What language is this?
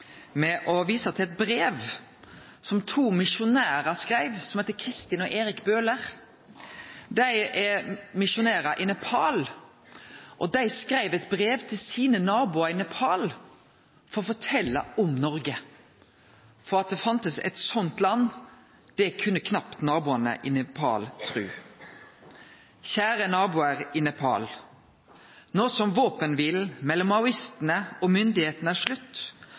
Norwegian Nynorsk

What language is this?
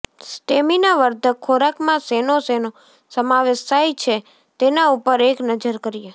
Gujarati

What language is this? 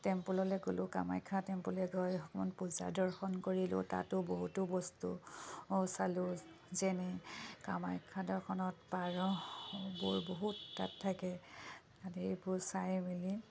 Assamese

